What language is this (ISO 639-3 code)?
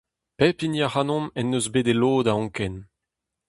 bre